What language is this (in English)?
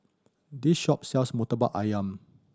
English